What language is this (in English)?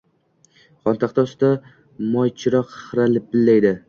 Uzbek